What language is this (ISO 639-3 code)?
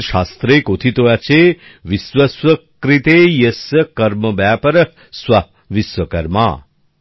ben